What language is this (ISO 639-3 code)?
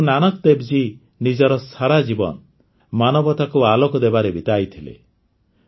ori